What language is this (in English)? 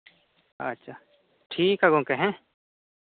Santali